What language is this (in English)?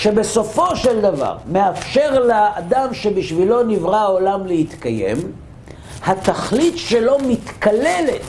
Hebrew